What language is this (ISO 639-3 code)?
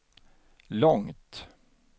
swe